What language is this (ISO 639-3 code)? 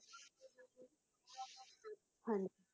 pan